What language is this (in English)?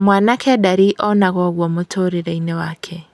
Kikuyu